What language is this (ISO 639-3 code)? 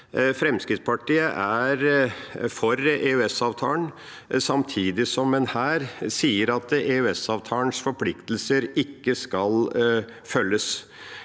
nor